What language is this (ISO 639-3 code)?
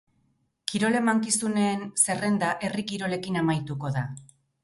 eus